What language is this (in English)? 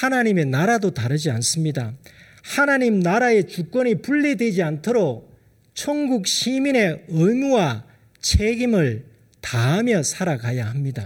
Korean